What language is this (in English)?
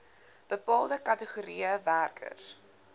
Afrikaans